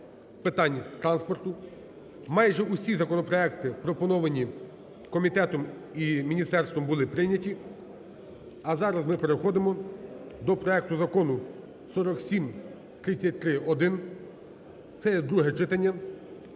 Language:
Ukrainian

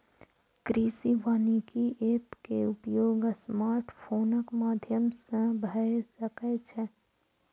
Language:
Maithili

